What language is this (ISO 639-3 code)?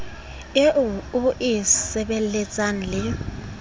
sot